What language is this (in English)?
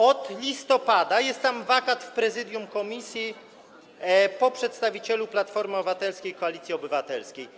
Polish